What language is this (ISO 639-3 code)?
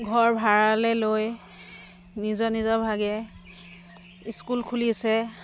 asm